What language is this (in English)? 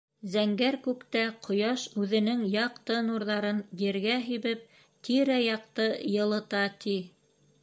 Bashkir